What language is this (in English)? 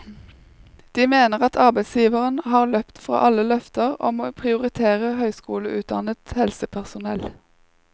Norwegian